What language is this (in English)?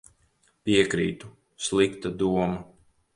Latvian